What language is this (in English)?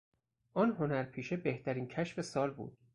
Persian